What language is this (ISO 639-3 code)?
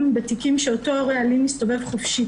heb